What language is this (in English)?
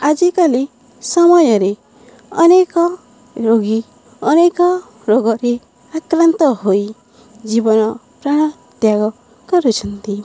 Odia